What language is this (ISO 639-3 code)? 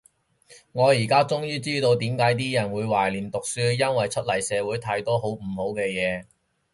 yue